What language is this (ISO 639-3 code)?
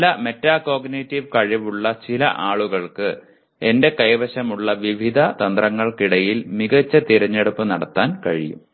mal